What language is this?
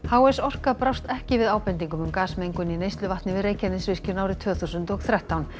Icelandic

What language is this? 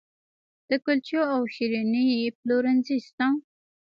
Pashto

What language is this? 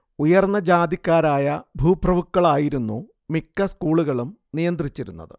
Malayalam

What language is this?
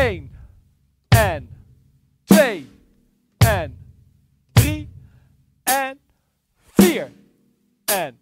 Dutch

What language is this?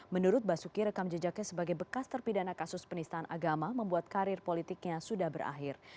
Indonesian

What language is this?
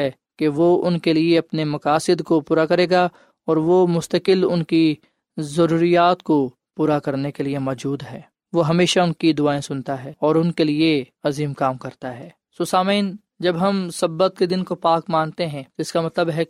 Urdu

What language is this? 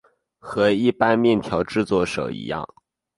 Chinese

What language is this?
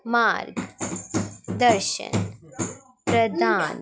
Dogri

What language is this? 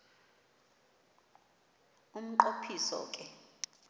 Xhosa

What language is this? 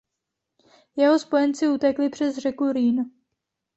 Czech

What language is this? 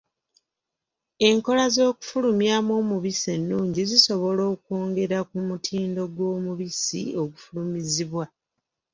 Ganda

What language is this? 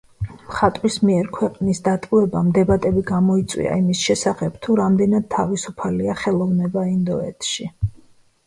Georgian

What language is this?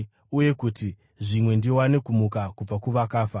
Shona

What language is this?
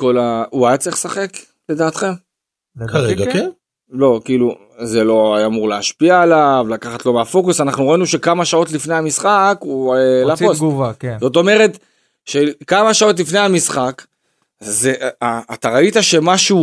Hebrew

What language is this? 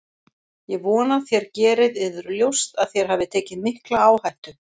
Icelandic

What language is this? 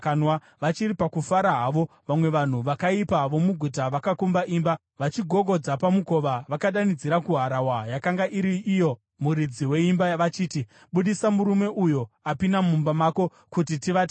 Shona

